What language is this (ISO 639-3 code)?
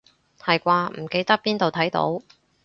yue